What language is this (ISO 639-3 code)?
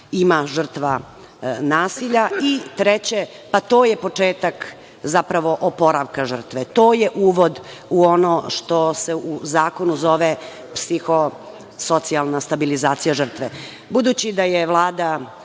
srp